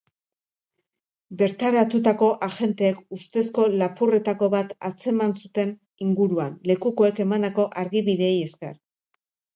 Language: Basque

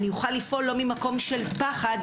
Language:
Hebrew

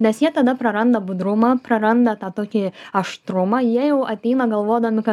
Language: Lithuanian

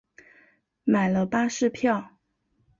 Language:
Chinese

